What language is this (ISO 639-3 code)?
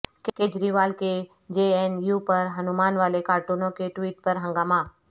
urd